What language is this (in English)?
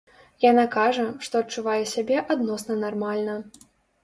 Belarusian